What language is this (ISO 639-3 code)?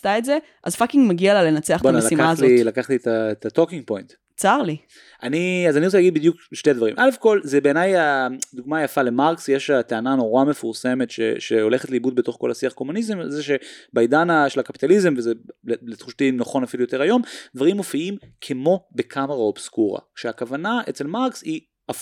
heb